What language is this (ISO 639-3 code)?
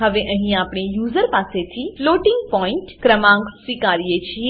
guj